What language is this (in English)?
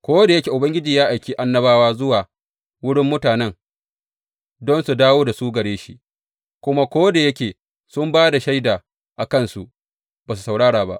Hausa